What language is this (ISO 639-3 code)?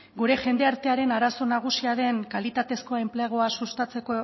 eus